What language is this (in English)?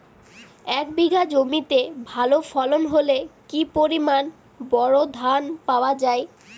Bangla